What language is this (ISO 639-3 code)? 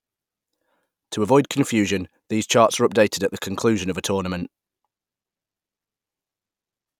eng